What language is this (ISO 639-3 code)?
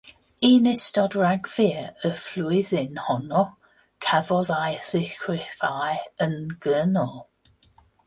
cym